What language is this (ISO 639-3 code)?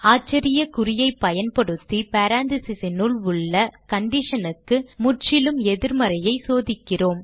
tam